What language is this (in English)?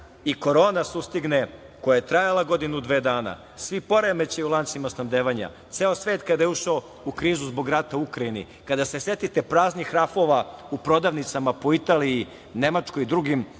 Serbian